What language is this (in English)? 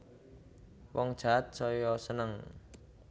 Javanese